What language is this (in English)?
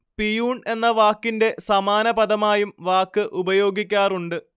Malayalam